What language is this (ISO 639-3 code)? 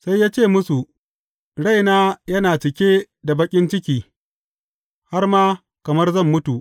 hau